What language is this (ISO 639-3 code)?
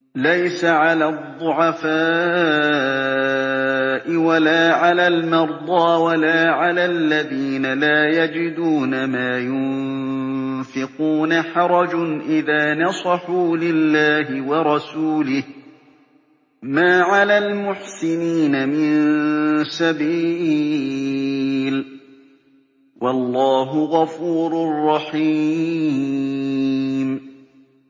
ara